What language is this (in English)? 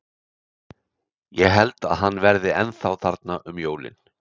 Icelandic